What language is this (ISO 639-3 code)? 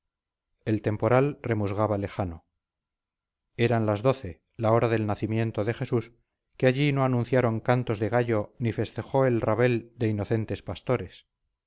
spa